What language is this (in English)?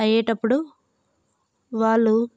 Telugu